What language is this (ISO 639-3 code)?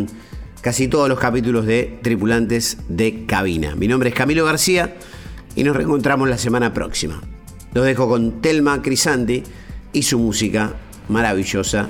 spa